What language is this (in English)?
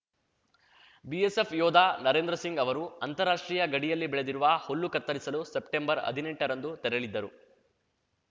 Kannada